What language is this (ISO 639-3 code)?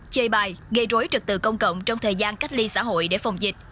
vie